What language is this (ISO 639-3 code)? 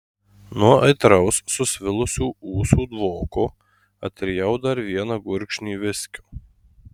lit